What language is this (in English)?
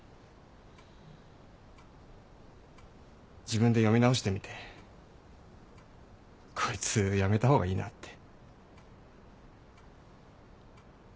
Japanese